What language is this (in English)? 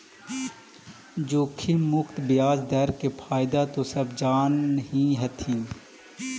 Magahi